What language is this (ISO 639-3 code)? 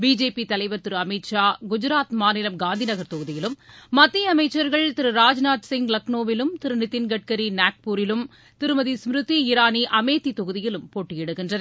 tam